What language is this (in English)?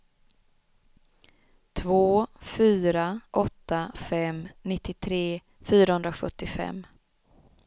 Swedish